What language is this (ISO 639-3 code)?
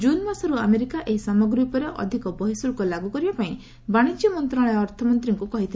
ori